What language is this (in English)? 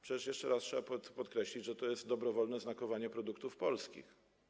Polish